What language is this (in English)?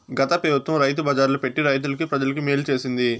Telugu